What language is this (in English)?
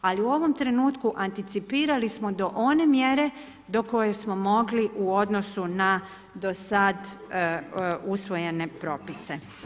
Croatian